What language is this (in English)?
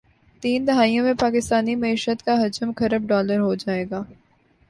Urdu